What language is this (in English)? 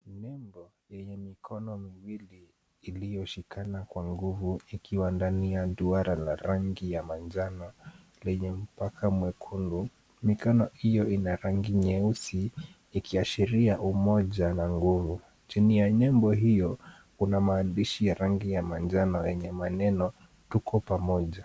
Swahili